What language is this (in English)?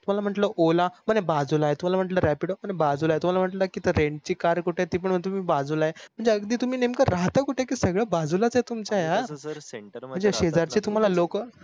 Marathi